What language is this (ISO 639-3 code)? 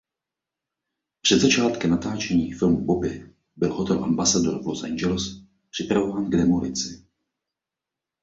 ces